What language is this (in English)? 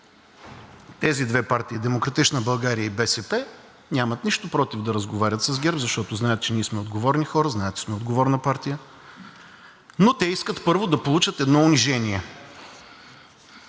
Bulgarian